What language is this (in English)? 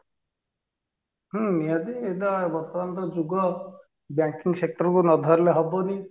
Odia